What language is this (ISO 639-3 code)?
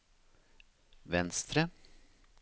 nor